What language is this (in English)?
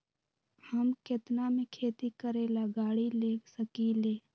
Magahi